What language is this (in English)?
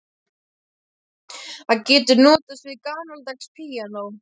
Icelandic